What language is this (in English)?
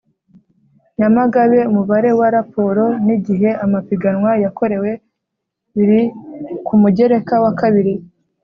Kinyarwanda